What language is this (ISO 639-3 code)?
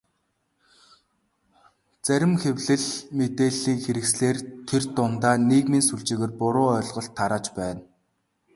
mon